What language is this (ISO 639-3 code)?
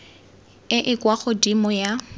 tsn